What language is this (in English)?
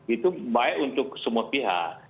Indonesian